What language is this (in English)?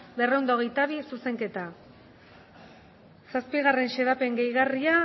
Basque